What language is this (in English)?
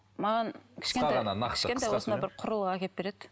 Kazakh